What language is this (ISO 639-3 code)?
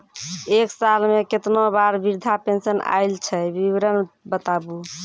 mai